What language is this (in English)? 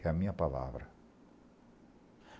Portuguese